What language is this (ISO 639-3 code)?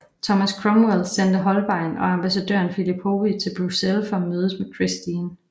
dan